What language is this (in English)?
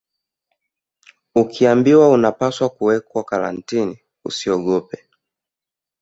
Swahili